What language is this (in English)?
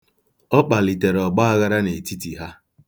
Igbo